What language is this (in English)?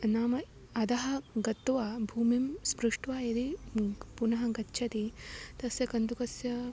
Sanskrit